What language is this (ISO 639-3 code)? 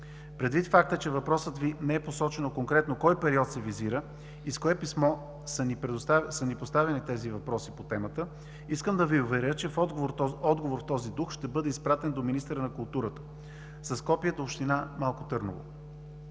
bul